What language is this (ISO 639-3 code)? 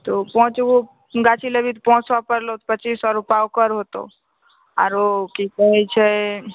mai